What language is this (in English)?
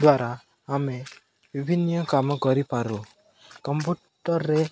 Odia